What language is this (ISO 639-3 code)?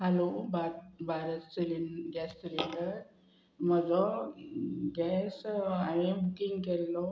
kok